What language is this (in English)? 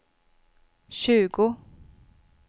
Swedish